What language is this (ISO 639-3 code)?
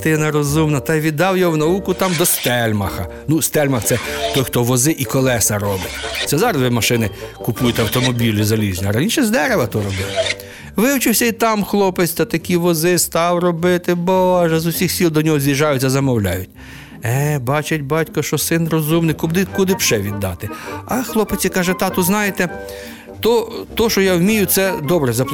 ukr